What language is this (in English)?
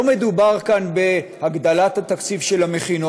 Hebrew